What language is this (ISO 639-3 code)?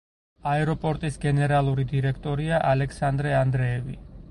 kat